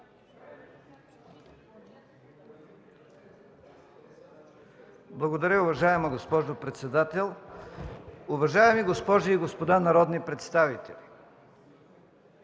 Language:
Bulgarian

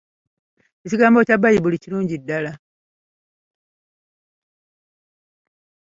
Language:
Ganda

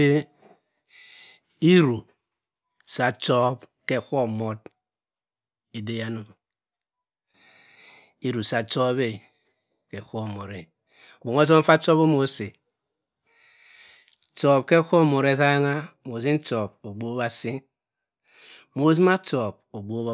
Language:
Cross River Mbembe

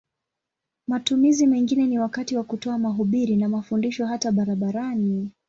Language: Swahili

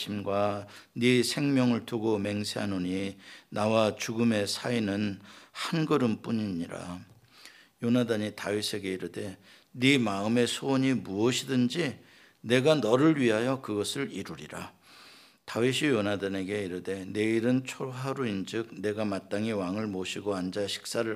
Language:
Korean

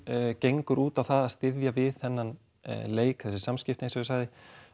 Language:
Icelandic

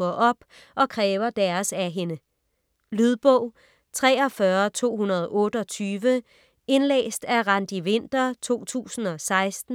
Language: Danish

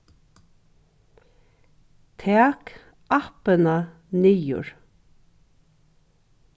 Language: Faroese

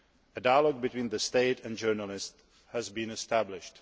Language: English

